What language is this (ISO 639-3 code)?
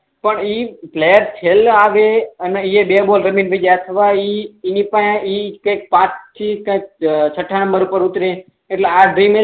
guj